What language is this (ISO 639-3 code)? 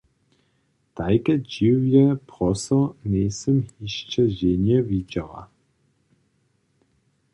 hsb